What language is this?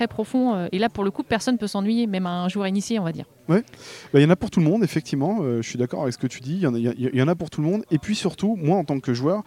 French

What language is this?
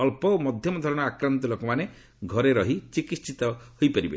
Odia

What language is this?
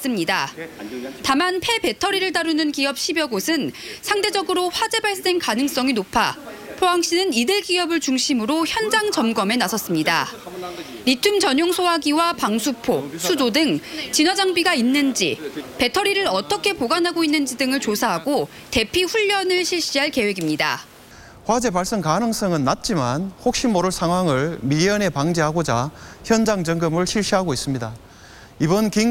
Korean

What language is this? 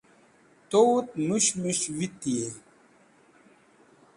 Wakhi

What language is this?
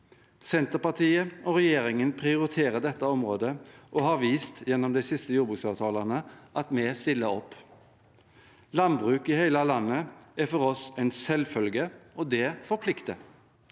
Norwegian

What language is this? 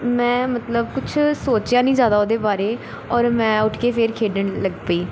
Punjabi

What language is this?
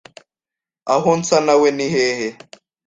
Kinyarwanda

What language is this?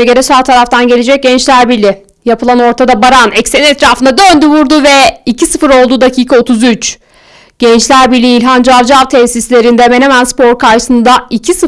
Turkish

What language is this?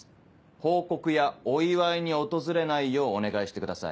Japanese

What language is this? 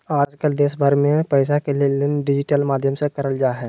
Magahi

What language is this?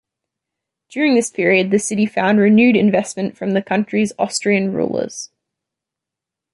English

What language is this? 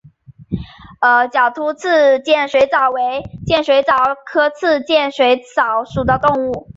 Chinese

